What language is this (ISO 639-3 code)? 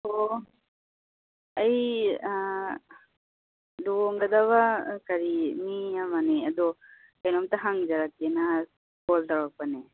mni